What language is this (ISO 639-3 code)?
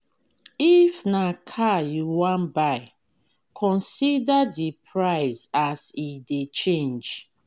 pcm